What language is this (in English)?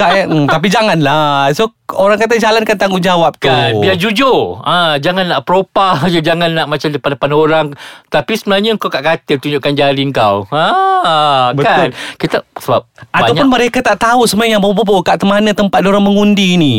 Malay